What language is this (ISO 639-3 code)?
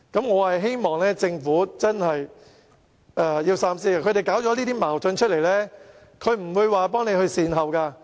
yue